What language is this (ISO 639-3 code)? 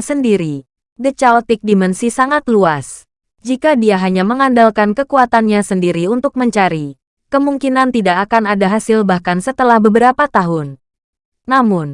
ind